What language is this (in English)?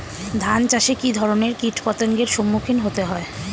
Bangla